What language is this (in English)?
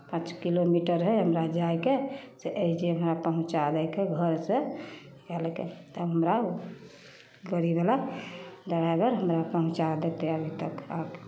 Maithili